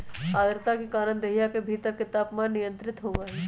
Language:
Magahi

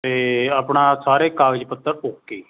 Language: Punjabi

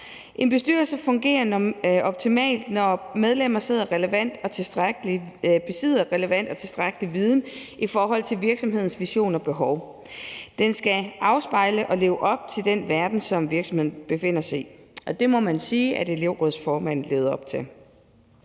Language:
Danish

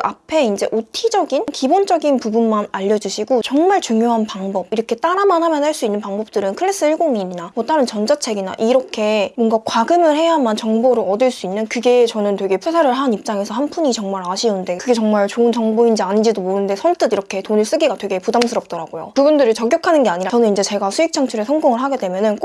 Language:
Korean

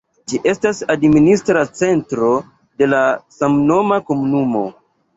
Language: Esperanto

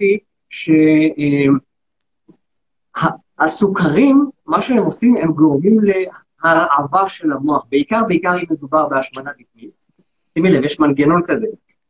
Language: Hebrew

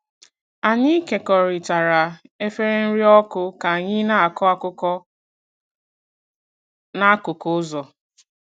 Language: Igbo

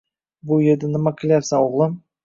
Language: Uzbek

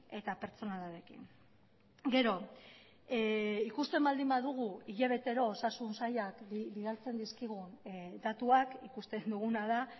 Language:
Basque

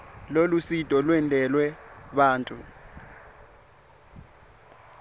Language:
Swati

